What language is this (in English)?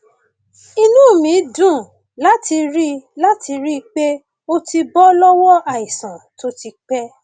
Yoruba